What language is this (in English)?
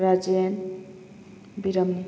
Manipuri